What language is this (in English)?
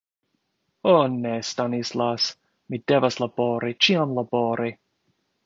Esperanto